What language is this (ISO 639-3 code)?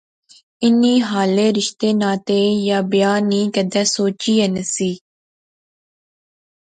phr